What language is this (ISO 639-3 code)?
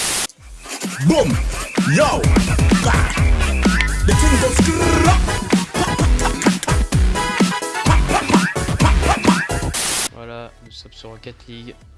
fra